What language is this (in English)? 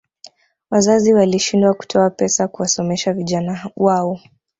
Swahili